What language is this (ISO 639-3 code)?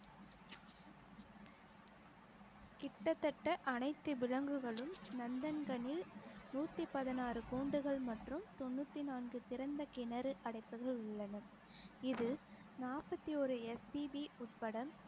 tam